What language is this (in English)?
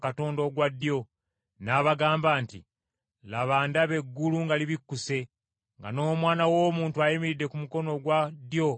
Ganda